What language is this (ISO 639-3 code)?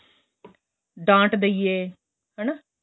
pan